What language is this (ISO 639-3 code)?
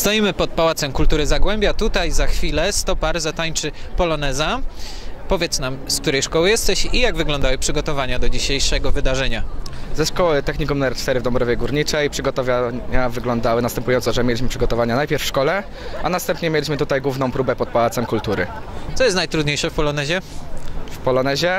pol